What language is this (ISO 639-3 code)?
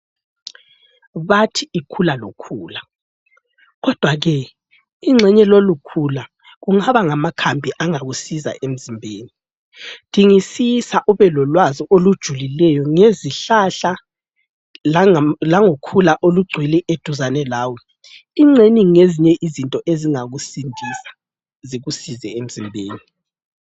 nde